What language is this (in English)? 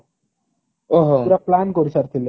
Odia